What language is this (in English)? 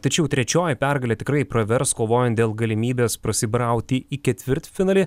Lithuanian